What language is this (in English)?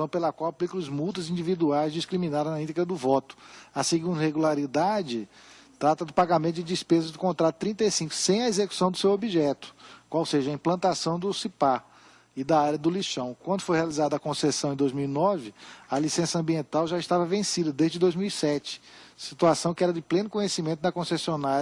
Portuguese